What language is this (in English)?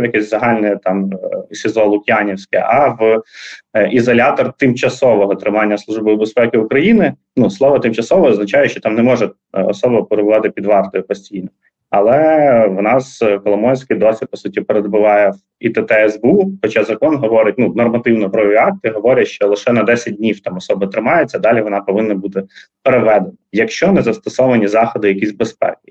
Ukrainian